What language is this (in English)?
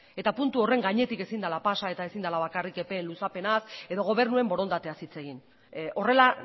Basque